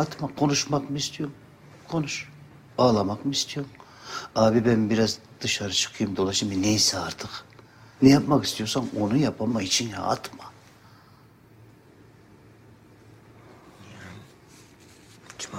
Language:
Turkish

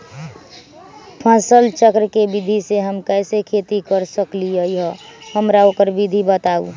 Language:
Magahi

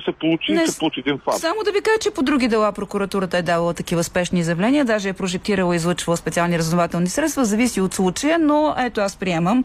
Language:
Bulgarian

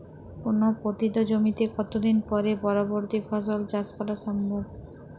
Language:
Bangla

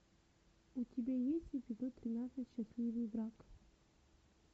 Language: Russian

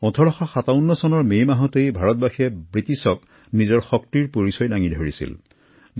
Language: Assamese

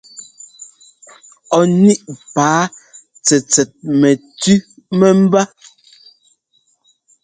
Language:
Ngomba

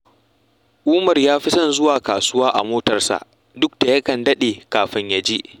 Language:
Hausa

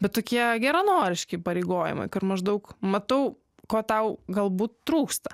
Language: Lithuanian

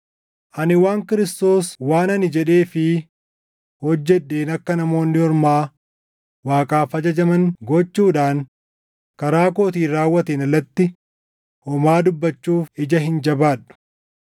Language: Oromo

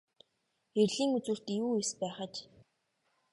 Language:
Mongolian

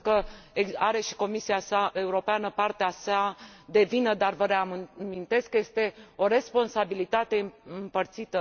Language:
Romanian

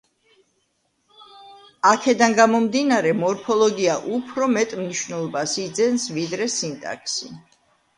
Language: Georgian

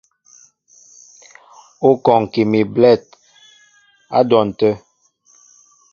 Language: Mbo (Cameroon)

